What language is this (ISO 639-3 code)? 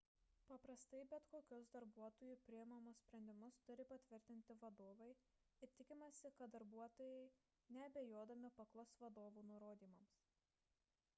lit